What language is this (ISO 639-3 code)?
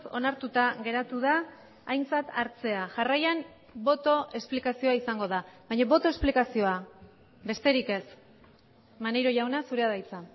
eus